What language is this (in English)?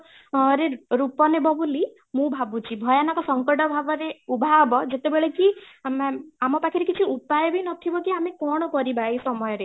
Odia